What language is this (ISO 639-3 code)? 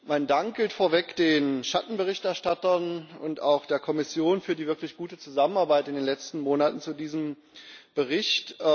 deu